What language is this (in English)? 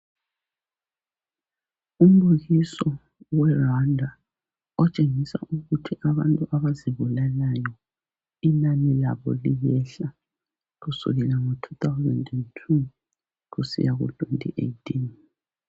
North Ndebele